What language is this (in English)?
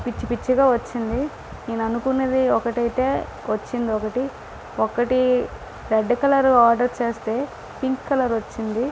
Telugu